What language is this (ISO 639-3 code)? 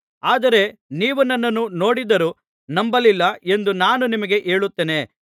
kan